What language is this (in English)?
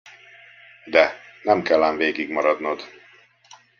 Hungarian